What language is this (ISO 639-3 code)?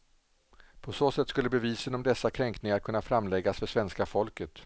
swe